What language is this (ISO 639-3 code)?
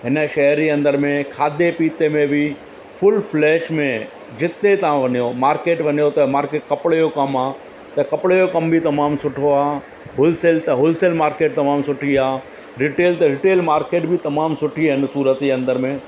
snd